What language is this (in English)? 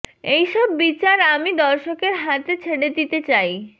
Bangla